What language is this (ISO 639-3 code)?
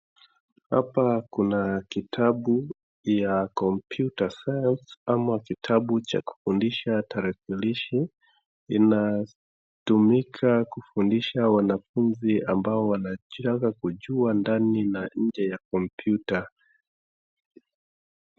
swa